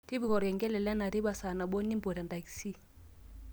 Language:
Masai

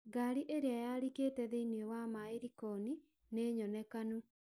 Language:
Kikuyu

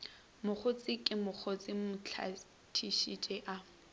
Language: Northern Sotho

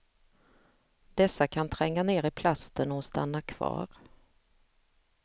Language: Swedish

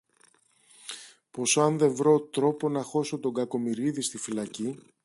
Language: Greek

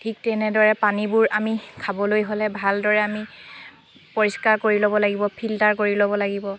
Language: Assamese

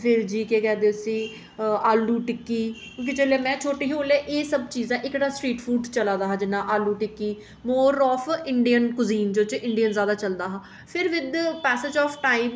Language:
Dogri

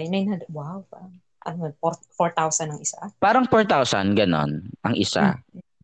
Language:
Filipino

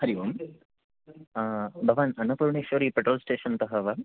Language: Sanskrit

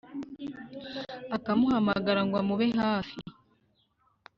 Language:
Kinyarwanda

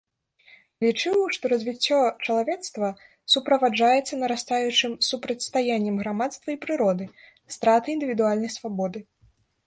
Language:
Belarusian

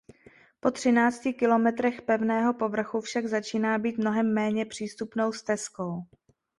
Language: Czech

